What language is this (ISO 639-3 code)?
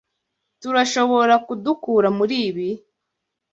kin